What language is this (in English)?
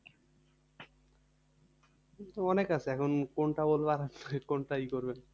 Bangla